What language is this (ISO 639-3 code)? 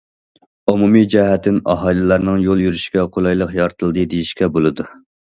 uig